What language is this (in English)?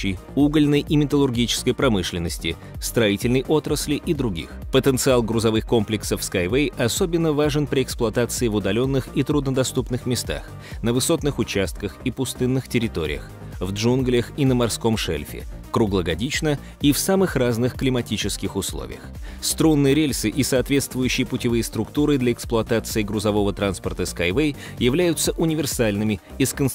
Russian